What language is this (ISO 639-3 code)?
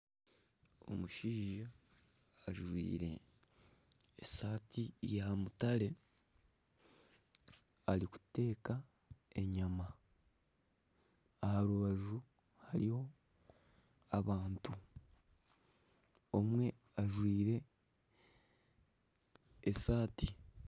nyn